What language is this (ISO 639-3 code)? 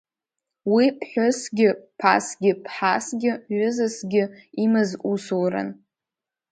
abk